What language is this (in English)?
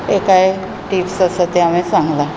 Konkani